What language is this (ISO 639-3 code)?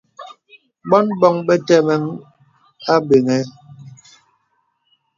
beb